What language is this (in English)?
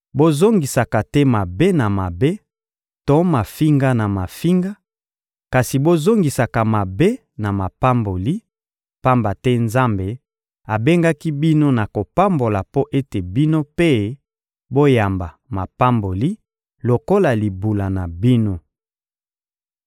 Lingala